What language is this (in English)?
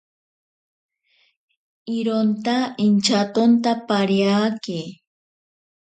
Ashéninka Perené